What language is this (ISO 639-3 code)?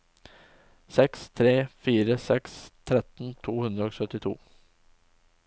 nor